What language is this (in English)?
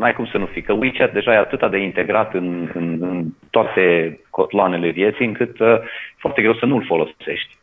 Romanian